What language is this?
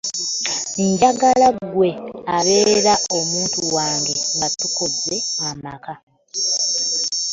Ganda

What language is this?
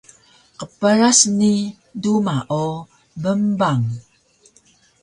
Taroko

